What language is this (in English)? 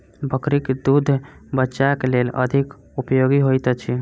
Maithili